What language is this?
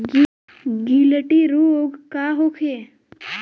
Bhojpuri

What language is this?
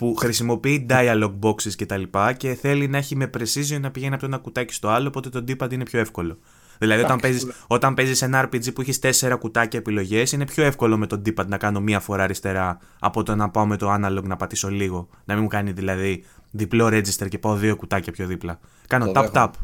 Greek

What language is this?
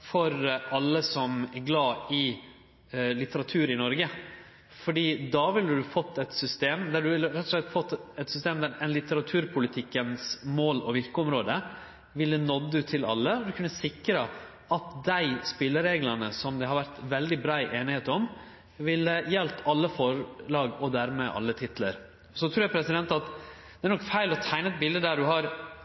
Norwegian Nynorsk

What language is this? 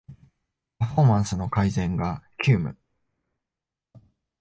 Japanese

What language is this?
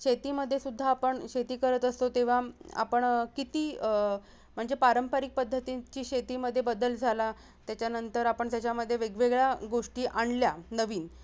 Marathi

